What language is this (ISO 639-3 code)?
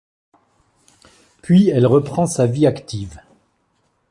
fra